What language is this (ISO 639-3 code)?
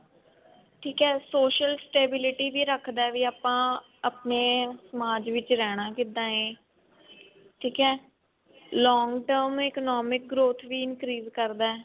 pan